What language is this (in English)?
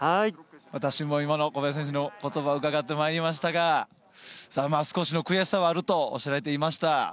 Japanese